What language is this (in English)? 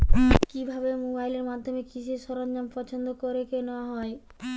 Bangla